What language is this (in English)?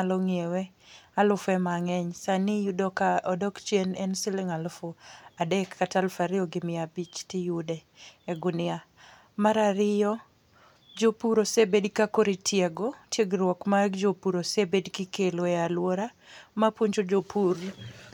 Luo (Kenya and Tanzania)